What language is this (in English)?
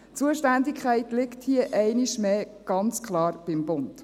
Swiss German